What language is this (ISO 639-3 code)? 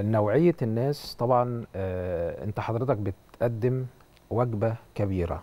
ara